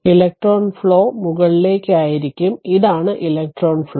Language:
Malayalam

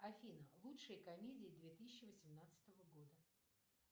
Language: Russian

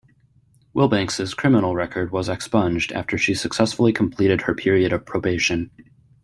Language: English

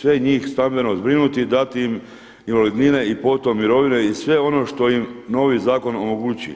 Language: Croatian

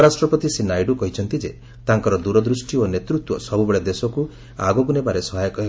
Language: Odia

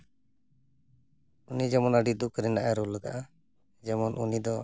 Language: Santali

